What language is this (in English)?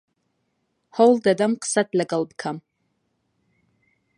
Central Kurdish